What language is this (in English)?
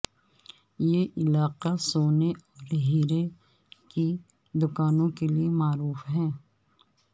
Urdu